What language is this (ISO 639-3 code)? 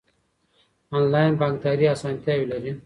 pus